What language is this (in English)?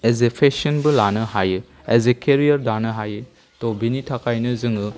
Bodo